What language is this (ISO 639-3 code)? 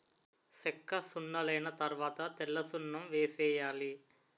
tel